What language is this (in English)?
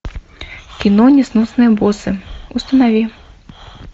Russian